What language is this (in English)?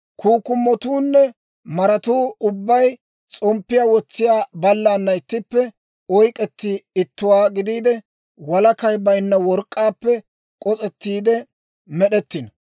Dawro